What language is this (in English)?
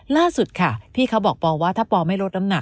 Thai